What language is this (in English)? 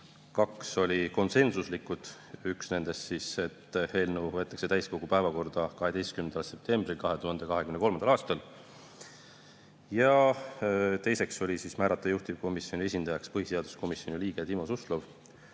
Estonian